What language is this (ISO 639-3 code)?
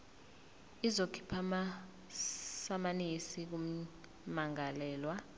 zul